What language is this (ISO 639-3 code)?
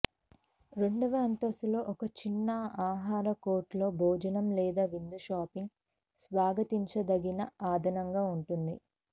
tel